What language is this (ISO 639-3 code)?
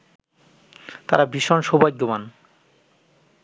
ben